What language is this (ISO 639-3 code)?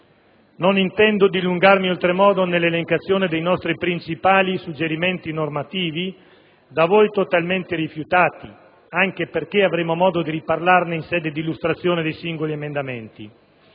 ita